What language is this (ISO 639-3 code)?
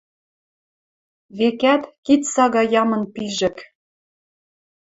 mrj